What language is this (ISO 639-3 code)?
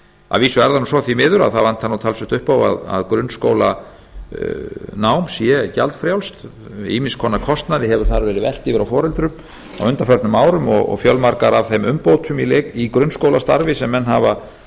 isl